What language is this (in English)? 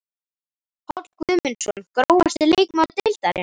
Icelandic